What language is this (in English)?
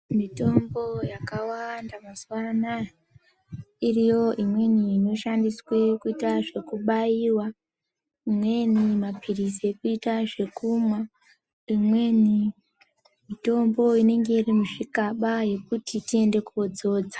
Ndau